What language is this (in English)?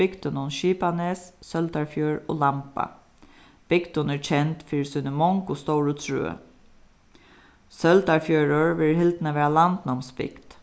Faroese